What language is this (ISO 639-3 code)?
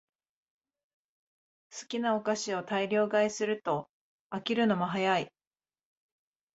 jpn